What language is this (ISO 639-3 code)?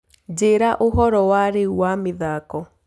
kik